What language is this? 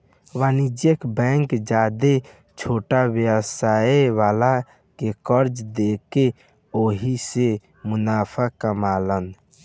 Bhojpuri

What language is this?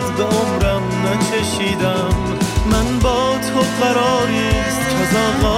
Persian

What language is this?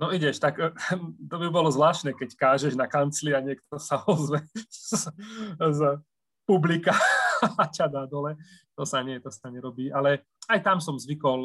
Slovak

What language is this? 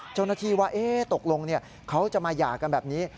Thai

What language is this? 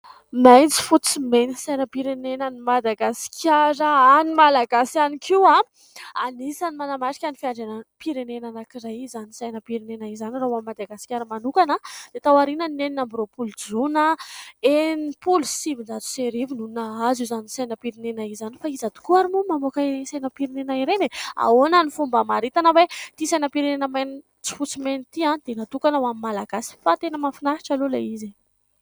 Malagasy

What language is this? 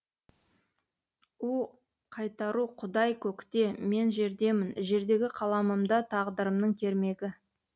Kazakh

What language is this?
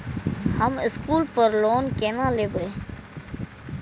Maithili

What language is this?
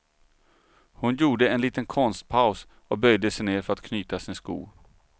Swedish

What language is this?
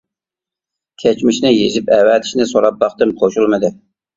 Uyghur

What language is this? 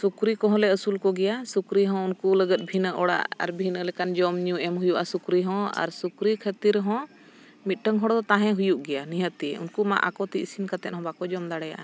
Santali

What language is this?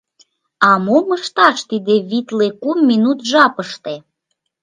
Mari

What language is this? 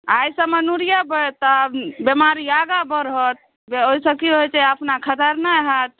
Maithili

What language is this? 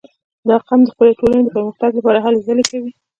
Pashto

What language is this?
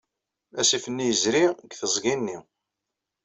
Kabyle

